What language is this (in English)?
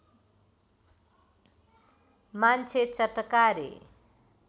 Nepali